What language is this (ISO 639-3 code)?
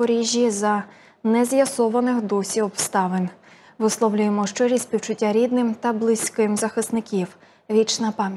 ukr